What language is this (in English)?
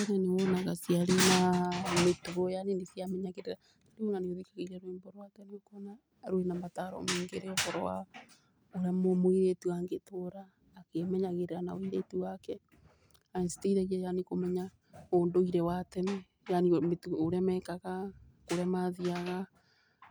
Kikuyu